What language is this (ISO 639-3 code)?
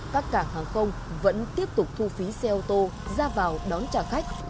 vie